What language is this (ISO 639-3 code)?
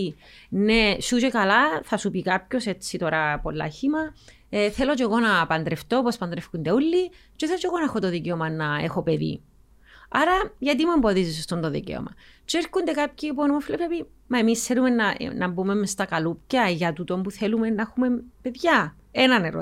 ell